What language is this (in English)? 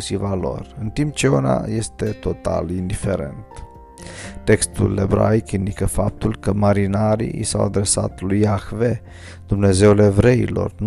Romanian